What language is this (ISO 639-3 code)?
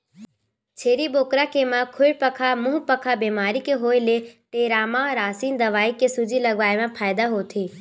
hne